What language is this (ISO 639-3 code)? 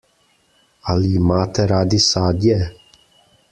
slv